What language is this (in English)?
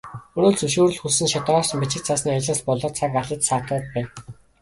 Mongolian